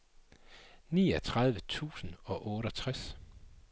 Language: Danish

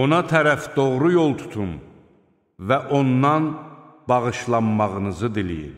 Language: Turkish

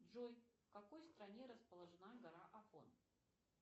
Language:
Russian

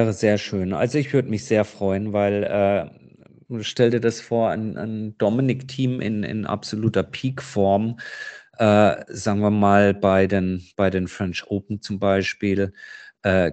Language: German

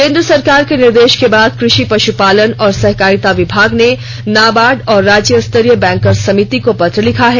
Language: Hindi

